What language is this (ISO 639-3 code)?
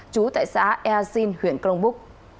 vie